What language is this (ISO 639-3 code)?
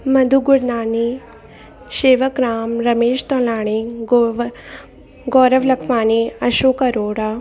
snd